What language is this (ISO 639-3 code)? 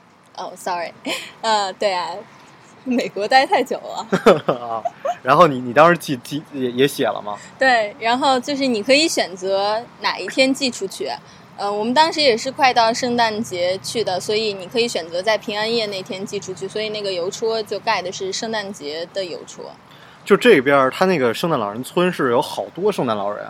zho